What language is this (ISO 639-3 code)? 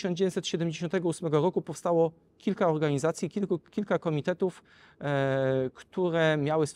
pol